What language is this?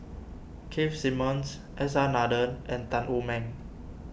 English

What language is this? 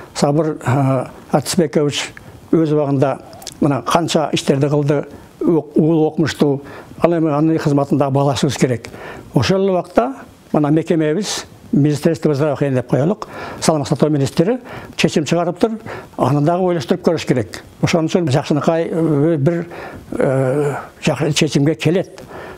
Turkish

